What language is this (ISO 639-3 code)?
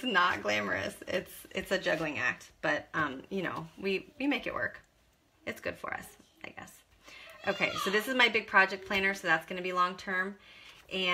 eng